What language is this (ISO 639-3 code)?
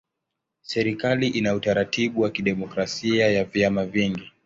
swa